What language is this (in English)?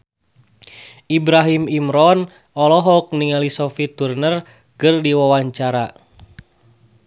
Sundanese